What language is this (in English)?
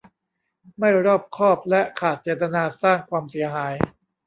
Thai